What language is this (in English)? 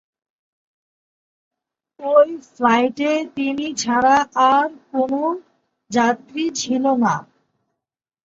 Bangla